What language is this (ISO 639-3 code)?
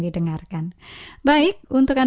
ind